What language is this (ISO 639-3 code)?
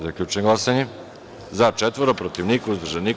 srp